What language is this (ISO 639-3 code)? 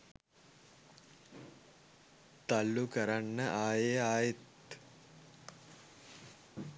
sin